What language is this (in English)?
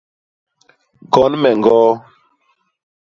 Basaa